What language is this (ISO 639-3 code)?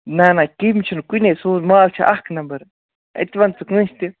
kas